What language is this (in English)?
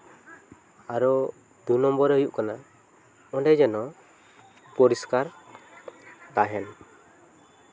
Santali